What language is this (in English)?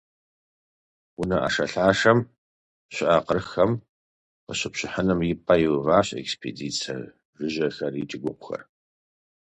Kabardian